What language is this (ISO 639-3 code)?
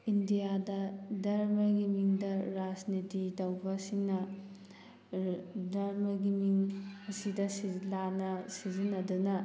mni